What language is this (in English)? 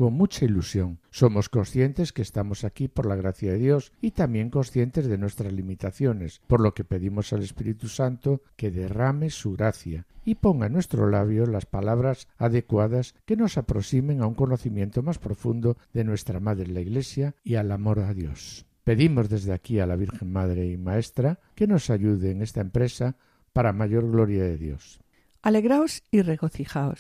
Spanish